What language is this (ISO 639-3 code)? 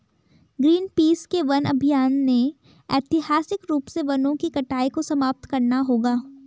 hin